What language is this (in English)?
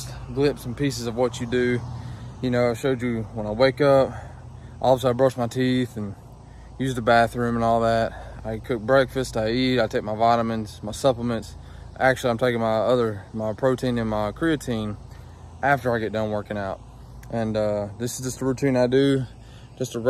English